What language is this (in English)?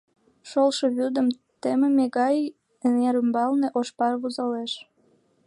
Mari